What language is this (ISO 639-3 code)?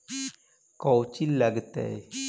mag